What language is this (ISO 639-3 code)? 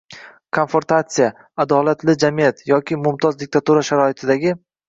uzb